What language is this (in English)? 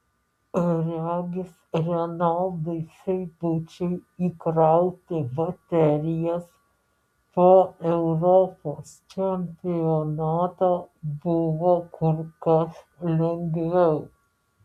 Lithuanian